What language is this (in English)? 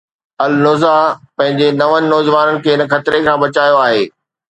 Sindhi